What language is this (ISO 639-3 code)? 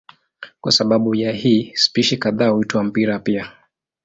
swa